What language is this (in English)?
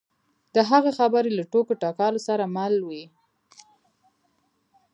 Pashto